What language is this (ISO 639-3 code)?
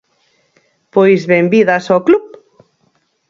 glg